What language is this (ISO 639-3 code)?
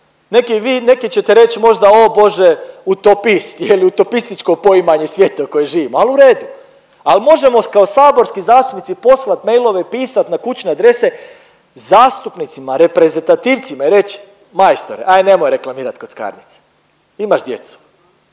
hrv